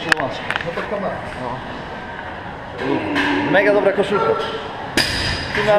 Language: Polish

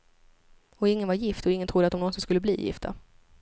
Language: Swedish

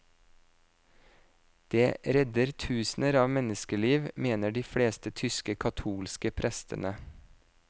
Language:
Norwegian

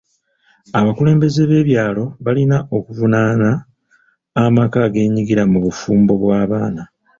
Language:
Ganda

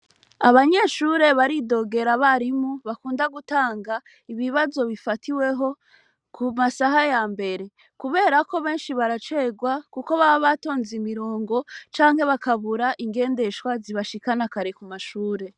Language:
Rundi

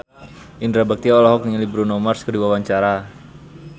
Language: Sundanese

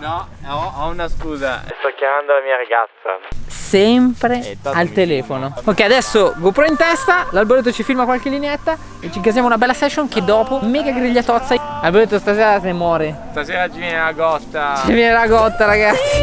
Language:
Italian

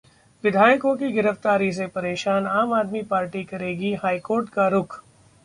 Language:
Hindi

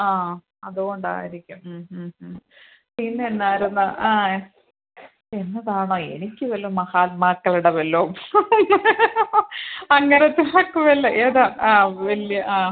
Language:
Malayalam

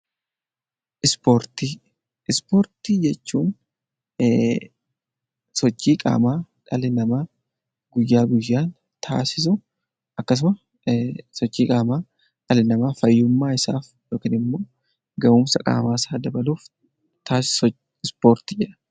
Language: Oromo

